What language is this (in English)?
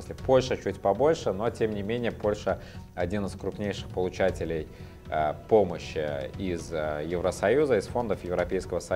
Russian